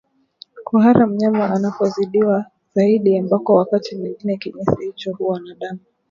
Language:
Swahili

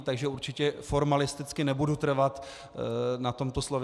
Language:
Czech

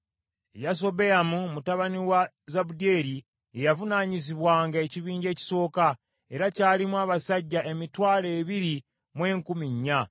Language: Ganda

